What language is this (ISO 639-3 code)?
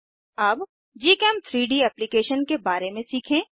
hin